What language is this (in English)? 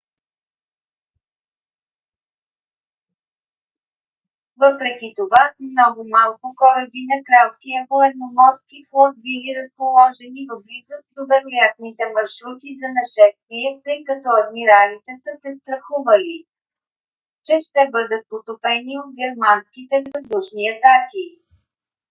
Bulgarian